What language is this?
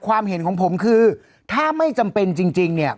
Thai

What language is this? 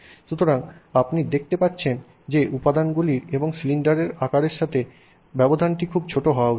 Bangla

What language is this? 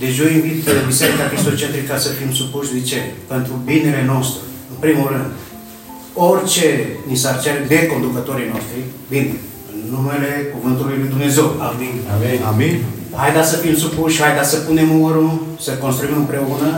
Romanian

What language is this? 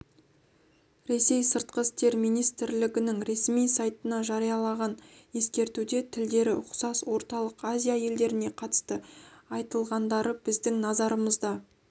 Kazakh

